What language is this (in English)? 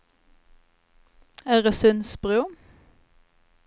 Swedish